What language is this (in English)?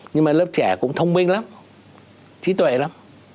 Vietnamese